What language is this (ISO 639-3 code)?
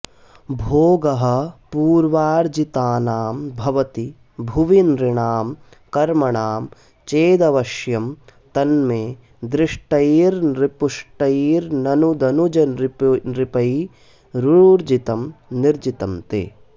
san